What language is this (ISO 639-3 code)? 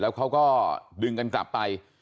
tha